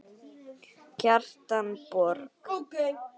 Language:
Icelandic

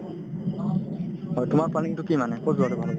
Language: Assamese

